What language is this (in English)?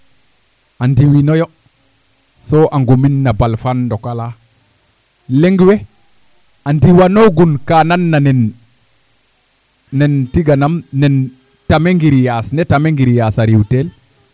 Serer